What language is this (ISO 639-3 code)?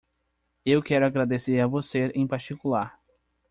por